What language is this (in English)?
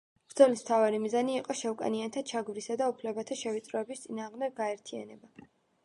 Georgian